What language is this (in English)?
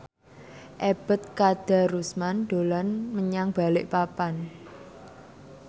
Javanese